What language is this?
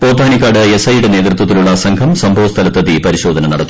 Malayalam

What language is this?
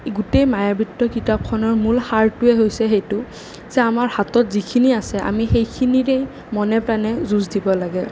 Assamese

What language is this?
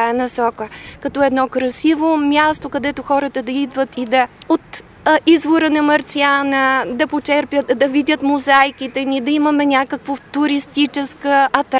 Bulgarian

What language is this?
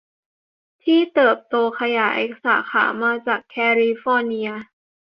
Thai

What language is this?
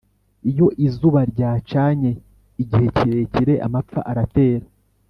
Kinyarwanda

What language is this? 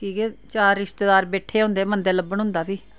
Dogri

